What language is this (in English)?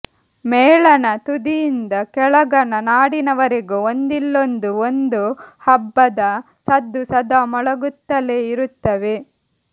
Kannada